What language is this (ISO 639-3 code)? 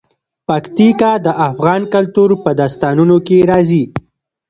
pus